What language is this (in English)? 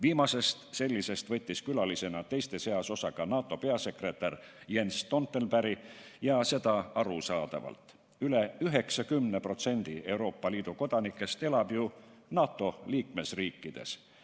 Estonian